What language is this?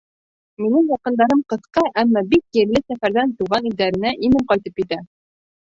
Bashkir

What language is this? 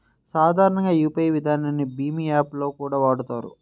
Telugu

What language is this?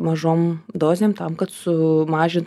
Lithuanian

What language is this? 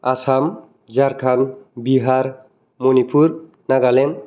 Bodo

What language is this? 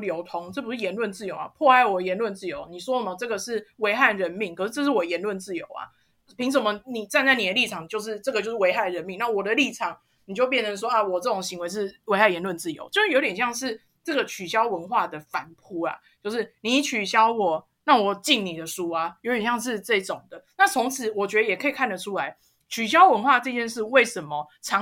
Chinese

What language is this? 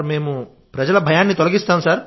Telugu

